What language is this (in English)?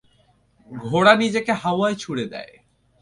Bangla